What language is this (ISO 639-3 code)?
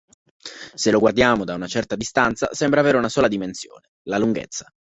ita